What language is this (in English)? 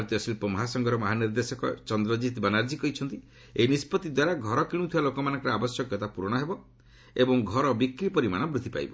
Odia